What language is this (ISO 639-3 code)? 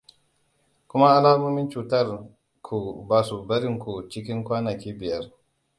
hau